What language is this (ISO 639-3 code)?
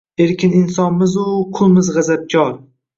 uzb